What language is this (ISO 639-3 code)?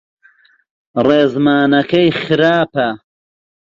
ckb